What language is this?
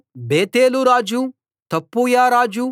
Telugu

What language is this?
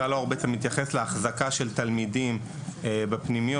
Hebrew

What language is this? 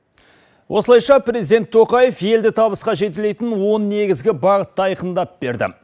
Kazakh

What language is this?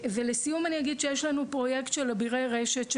Hebrew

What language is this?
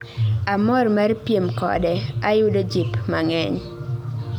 Luo (Kenya and Tanzania)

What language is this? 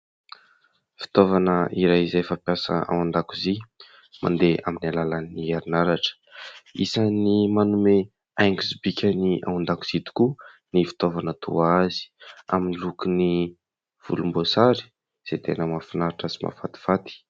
Malagasy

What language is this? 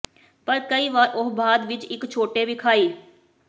Punjabi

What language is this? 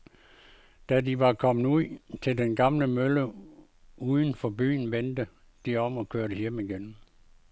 Danish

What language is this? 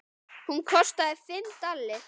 Icelandic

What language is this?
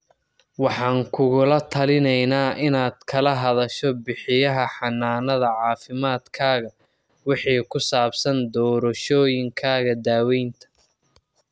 Somali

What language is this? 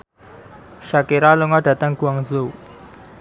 Javanese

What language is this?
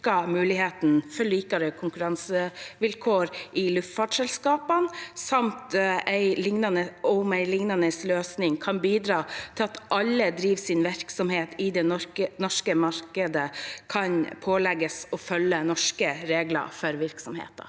Norwegian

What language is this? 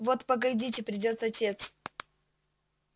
Russian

